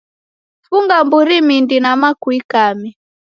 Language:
Taita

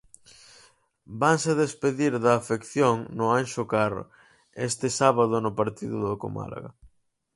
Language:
Galician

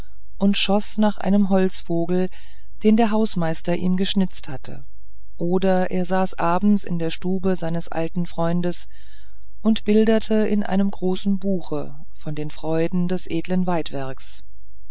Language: German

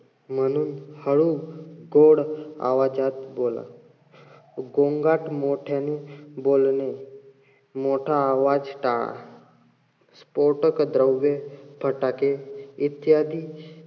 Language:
Marathi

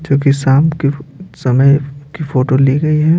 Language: Hindi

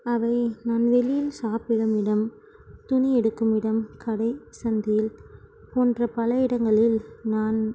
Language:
Tamil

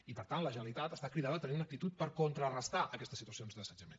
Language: Catalan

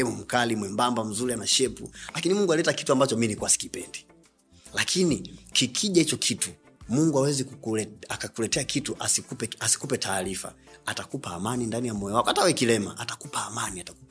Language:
Swahili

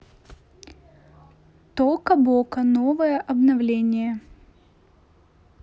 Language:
Russian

